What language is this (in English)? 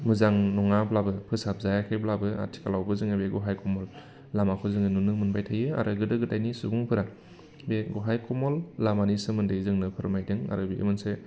Bodo